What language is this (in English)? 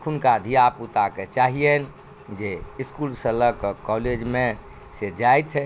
Maithili